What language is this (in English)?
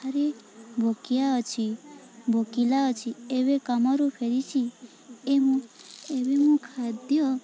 Odia